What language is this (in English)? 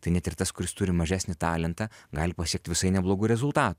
Lithuanian